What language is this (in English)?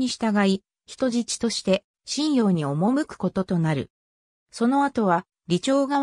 Japanese